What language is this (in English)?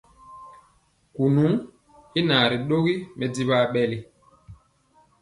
Mpiemo